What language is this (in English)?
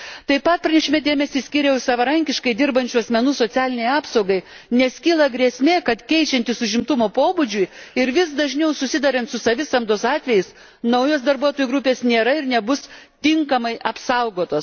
Lithuanian